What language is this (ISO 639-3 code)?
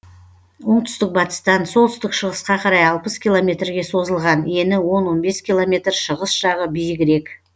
kaz